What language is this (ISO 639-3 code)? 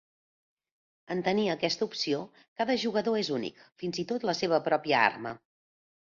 cat